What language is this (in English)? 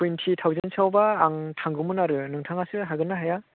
Bodo